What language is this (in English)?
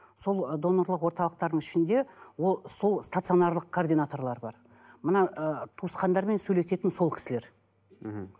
Kazakh